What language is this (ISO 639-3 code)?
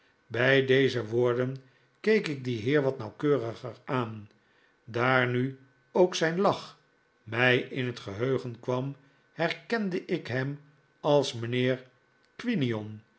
nld